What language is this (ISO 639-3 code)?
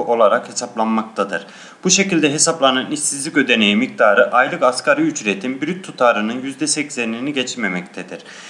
tur